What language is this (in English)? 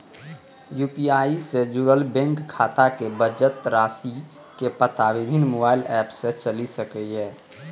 Maithili